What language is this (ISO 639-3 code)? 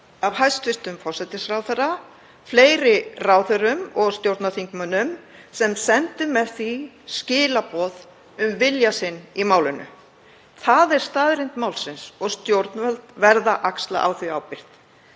isl